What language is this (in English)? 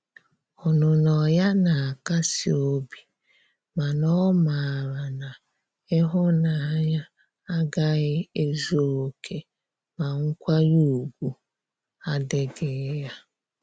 Igbo